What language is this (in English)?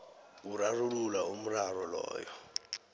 South Ndebele